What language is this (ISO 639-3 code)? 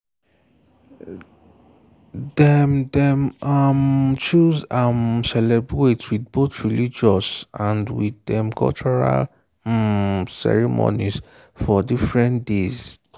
pcm